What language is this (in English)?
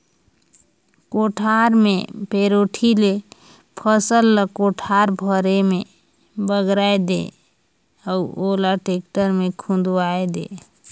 Chhattisgarhi